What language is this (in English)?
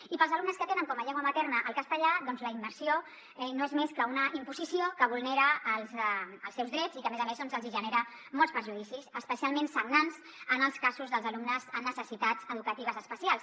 Catalan